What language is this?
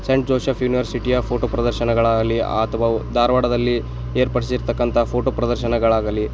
Kannada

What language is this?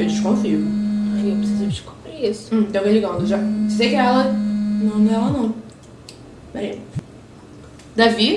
Portuguese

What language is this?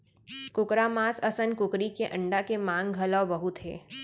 Chhattisgarhi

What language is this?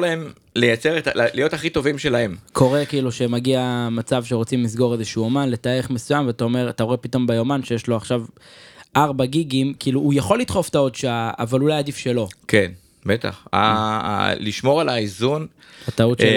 Hebrew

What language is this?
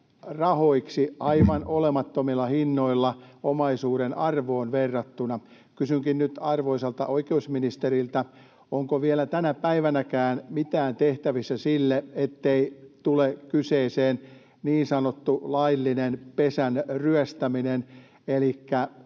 Finnish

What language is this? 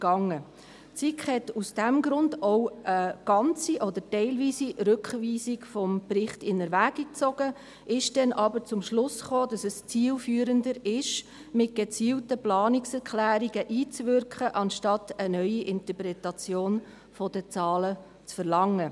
Swiss German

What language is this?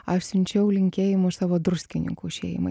Lithuanian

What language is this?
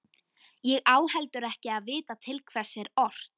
Icelandic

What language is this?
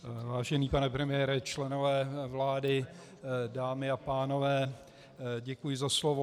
Czech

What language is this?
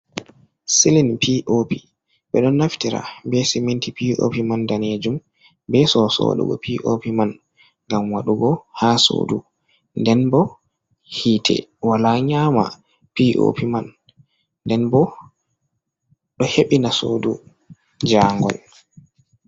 Fula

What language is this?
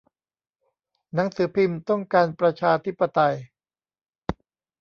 Thai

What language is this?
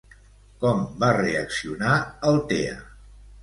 Catalan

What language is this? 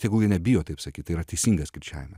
Lithuanian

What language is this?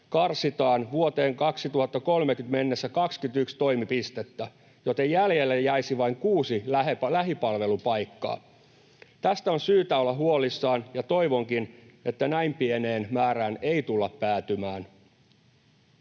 Finnish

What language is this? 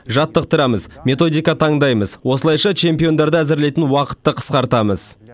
Kazakh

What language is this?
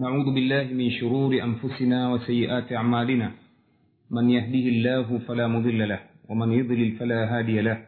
Swahili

